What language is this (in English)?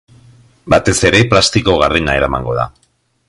Basque